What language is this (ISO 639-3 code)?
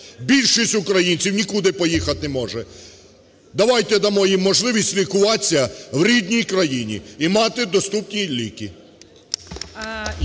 ukr